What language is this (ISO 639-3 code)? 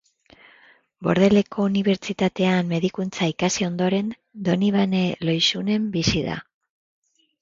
eus